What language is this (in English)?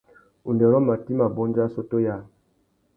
Tuki